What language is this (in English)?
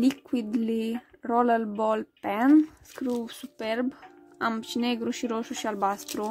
Romanian